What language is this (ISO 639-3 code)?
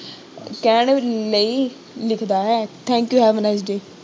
pan